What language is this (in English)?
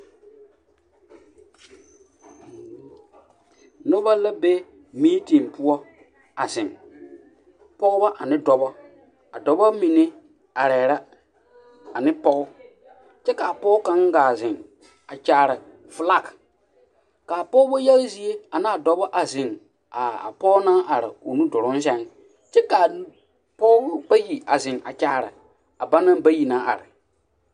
Southern Dagaare